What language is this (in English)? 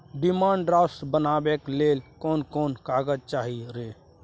Maithili